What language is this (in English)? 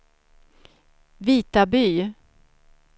Swedish